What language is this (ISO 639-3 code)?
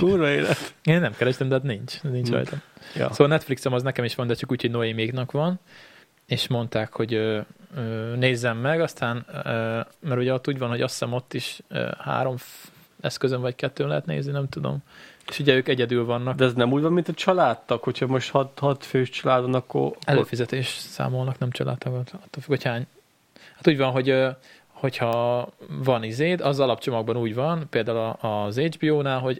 hun